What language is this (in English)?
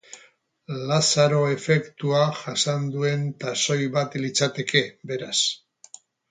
Basque